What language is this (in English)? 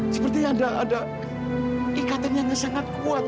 Indonesian